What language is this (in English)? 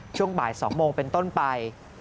Thai